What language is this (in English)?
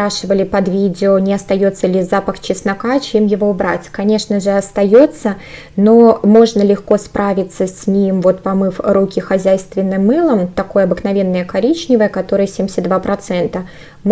Russian